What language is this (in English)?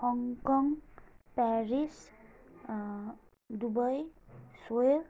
Nepali